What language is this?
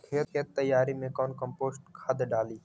Magahi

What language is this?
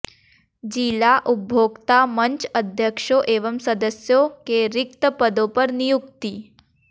Hindi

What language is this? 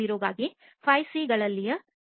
Kannada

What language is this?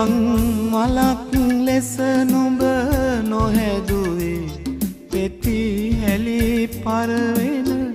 Romanian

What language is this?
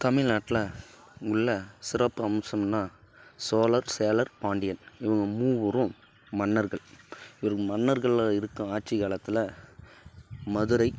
Tamil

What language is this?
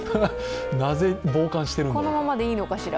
Japanese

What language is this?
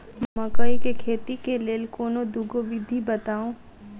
Maithili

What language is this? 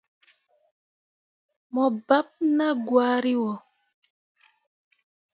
Mundang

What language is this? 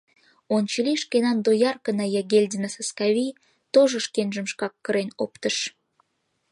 Mari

